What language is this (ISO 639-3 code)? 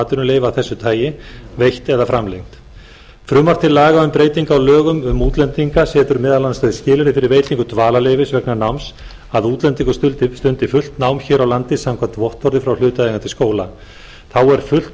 isl